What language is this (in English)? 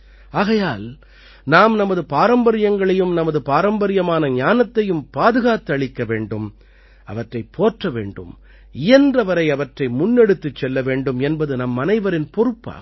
Tamil